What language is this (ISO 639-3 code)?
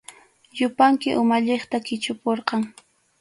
qxu